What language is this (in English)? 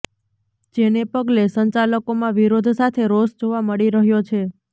Gujarati